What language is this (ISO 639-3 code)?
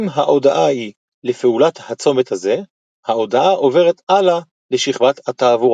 heb